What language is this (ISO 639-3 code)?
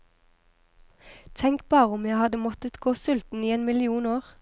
nor